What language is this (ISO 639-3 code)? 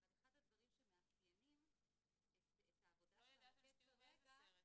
heb